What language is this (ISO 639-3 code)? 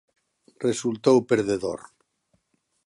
glg